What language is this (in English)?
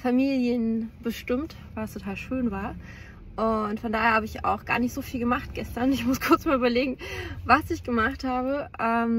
German